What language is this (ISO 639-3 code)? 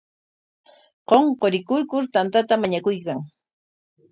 qwa